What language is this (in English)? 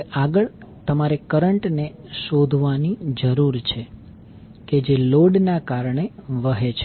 Gujarati